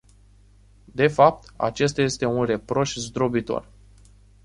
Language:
Romanian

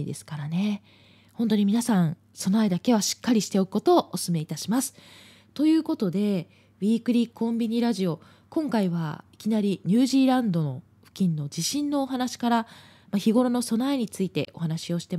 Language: Japanese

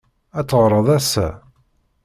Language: Kabyle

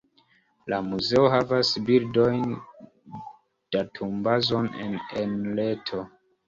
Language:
Esperanto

